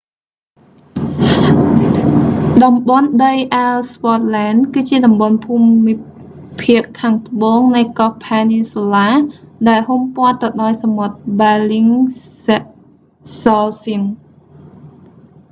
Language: Khmer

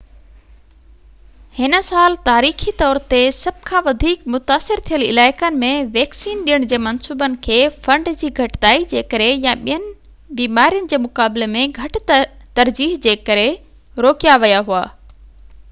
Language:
Sindhi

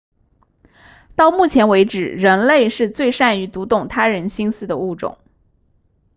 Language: Chinese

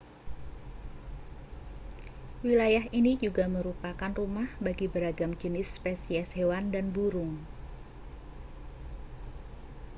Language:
Indonesian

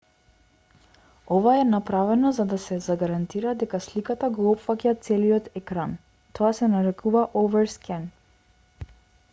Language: Macedonian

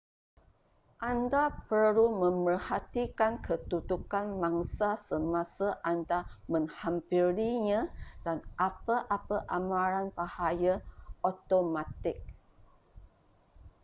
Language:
Malay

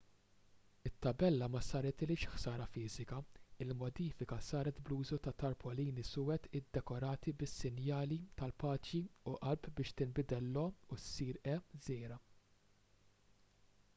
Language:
Maltese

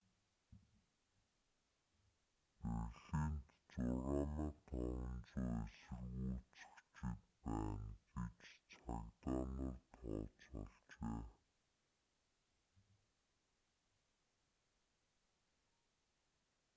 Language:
Mongolian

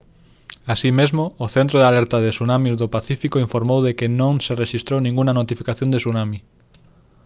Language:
Galician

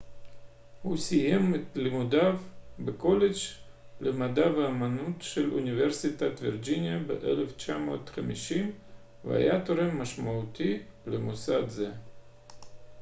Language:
Hebrew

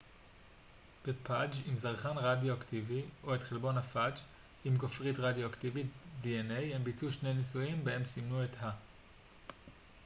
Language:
Hebrew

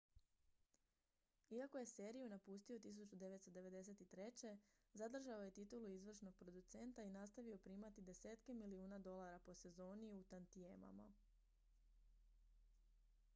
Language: Croatian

